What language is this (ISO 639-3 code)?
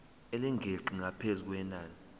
zul